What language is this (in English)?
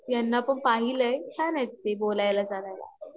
Marathi